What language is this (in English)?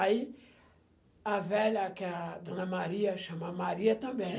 Portuguese